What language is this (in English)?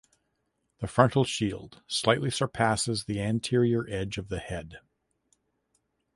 English